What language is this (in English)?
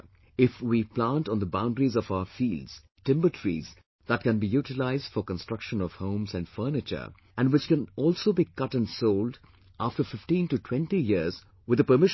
English